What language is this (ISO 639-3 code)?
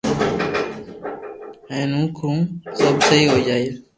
lrk